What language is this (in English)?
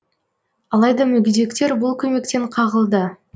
Kazakh